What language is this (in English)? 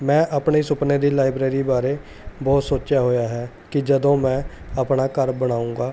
Punjabi